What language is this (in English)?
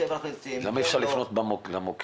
Hebrew